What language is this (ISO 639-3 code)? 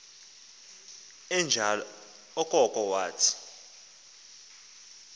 xho